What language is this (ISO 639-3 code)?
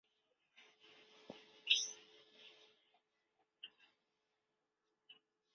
zho